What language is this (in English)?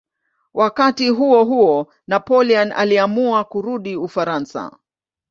Swahili